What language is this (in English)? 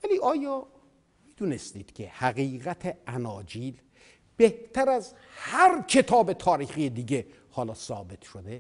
Persian